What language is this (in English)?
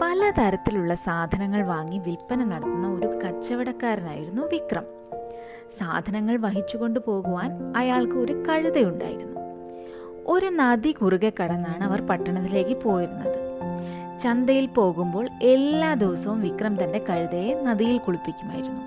Malayalam